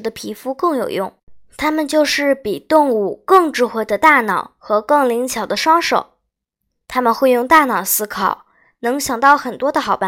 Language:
Chinese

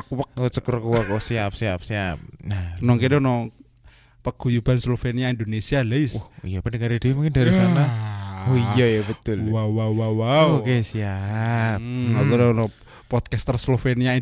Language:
Indonesian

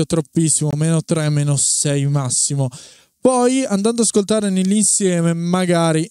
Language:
Italian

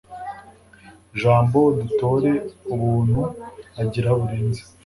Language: Kinyarwanda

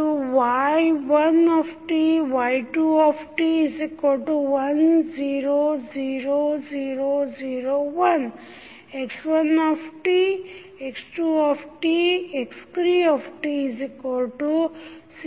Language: Kannada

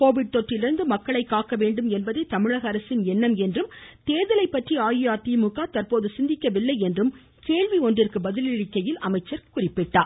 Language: Tamil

